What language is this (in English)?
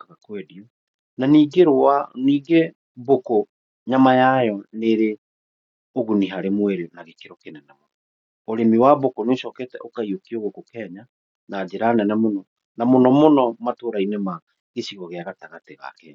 Kikuyu